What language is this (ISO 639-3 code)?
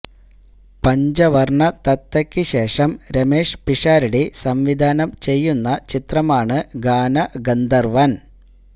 mal